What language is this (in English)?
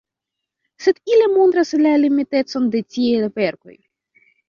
Esperanto